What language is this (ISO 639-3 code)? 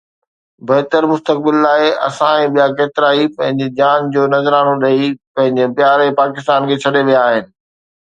snd